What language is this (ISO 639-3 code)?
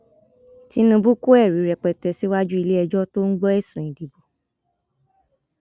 yor